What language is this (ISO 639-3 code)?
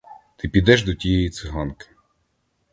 ukr